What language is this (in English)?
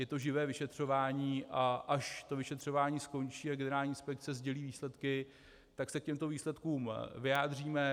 Czech